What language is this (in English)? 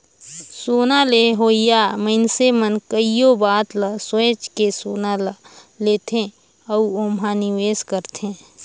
Chhattisgarhi